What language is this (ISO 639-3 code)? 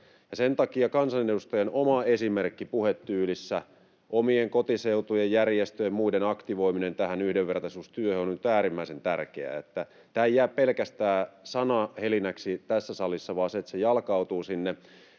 fin